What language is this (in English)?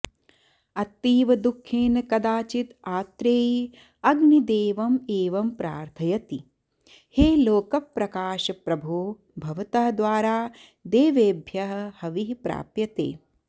Sanskrit